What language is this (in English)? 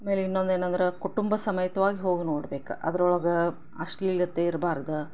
Kannada